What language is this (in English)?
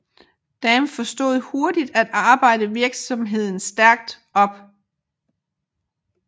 Danish